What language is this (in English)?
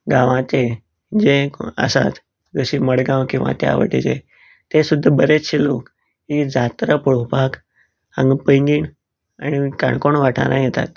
Konkani